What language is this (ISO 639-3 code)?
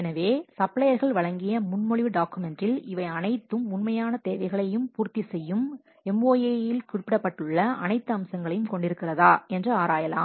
tam